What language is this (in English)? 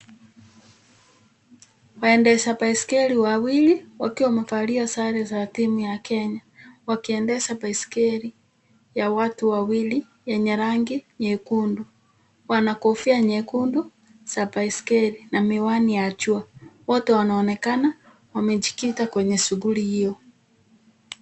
Swahili